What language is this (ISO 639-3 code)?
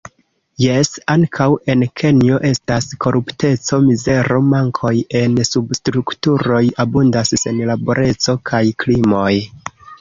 epo